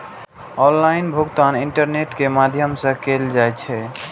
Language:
Maithili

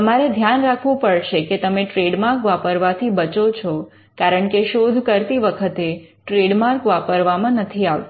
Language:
Gujarati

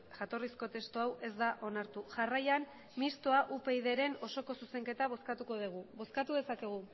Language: Basque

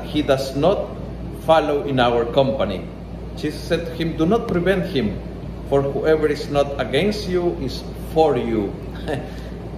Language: Filipino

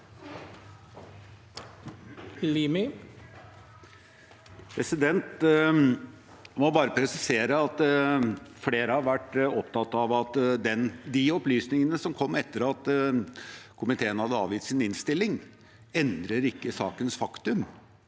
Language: Norwegian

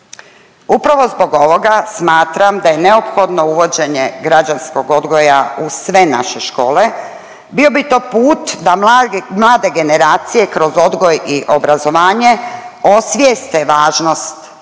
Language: Croatian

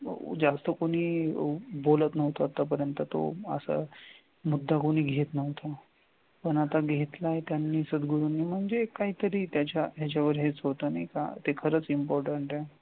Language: Marathi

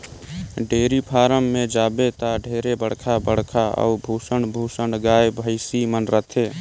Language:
Chhattisgarhi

